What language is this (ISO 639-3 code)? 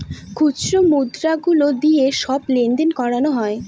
ben